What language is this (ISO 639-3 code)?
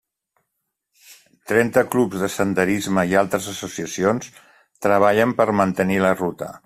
cat